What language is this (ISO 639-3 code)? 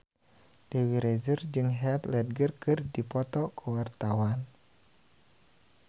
sun